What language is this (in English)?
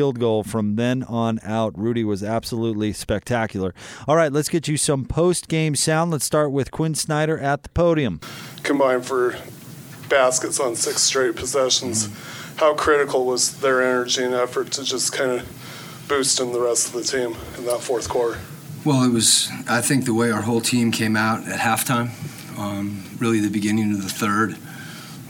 English